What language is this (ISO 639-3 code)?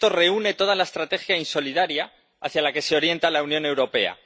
spa